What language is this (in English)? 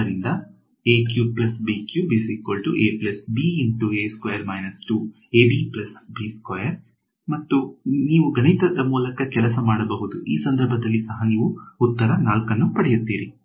Kannada